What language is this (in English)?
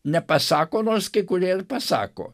Lithuanian